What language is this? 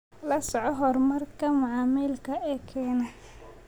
Somali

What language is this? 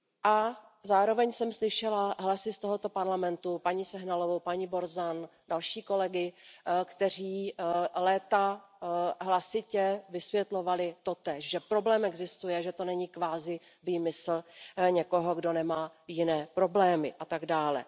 Czech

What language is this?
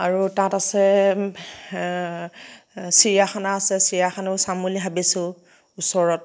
Assamese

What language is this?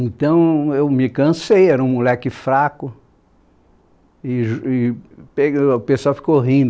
Portuguese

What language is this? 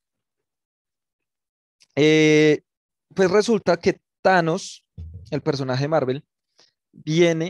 Spanish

